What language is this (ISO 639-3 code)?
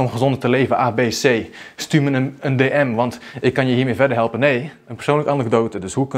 nld